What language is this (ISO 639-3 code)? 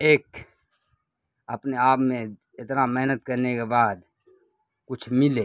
urd